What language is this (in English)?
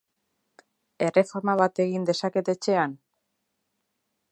Basque